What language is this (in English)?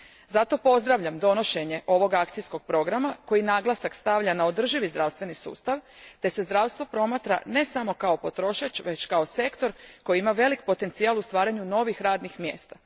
Croatian